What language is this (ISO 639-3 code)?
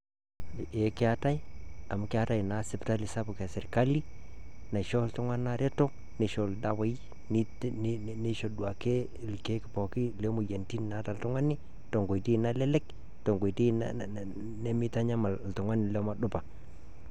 mas